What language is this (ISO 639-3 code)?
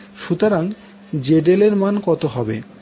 ben